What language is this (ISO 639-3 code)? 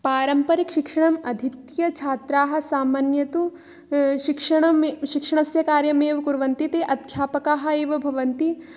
san